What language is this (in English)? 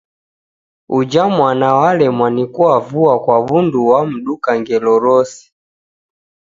Taita